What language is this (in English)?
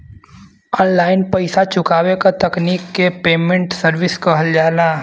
Bhojpuri